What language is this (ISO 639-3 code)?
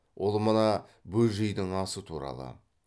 kaz